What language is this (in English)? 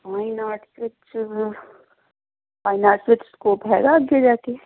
Punjabi